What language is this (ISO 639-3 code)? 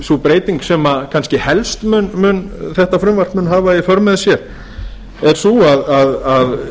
isl